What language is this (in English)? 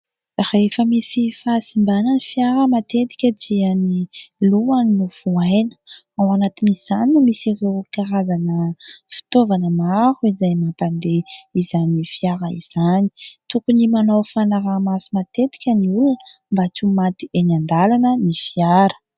Malagasy